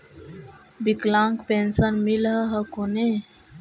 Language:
Magahi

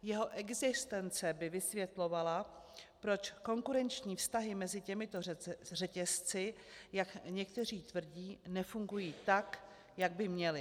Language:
Czech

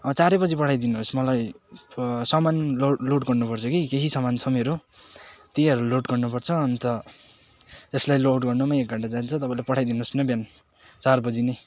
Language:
Nepali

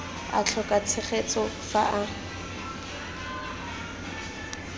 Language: Tswana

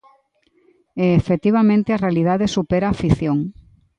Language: Galician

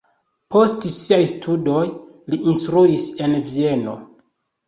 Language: Esperanto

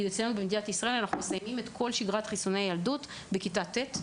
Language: Hebrew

